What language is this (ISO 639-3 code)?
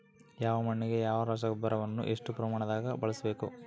kan